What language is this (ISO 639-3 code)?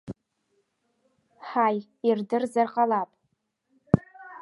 abk